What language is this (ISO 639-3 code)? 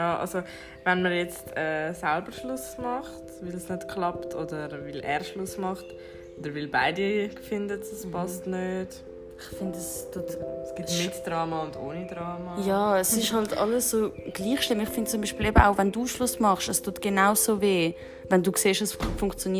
deu